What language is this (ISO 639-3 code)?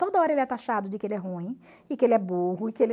por